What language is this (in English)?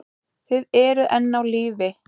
Icelandic